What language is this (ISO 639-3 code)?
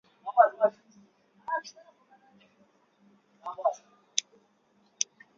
swa